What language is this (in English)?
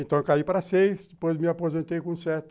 Portuguese